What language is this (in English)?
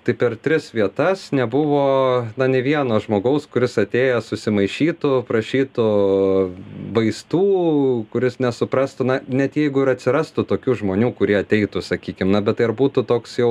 Lithuanian